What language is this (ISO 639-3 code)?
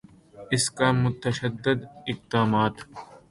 urd